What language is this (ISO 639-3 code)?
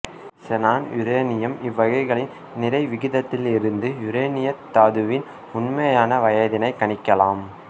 tam